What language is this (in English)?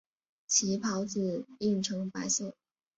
Chinese